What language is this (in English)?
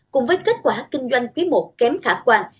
Vietnamese